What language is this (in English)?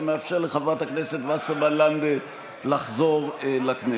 Hebrew